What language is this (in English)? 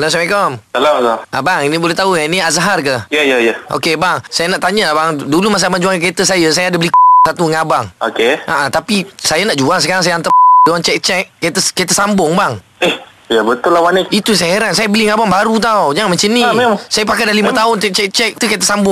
Malay